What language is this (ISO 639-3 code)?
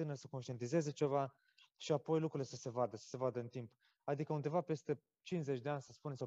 ron